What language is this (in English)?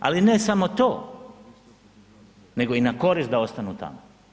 Croatian